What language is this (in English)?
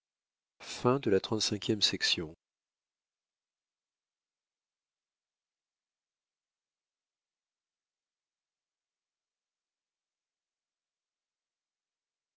French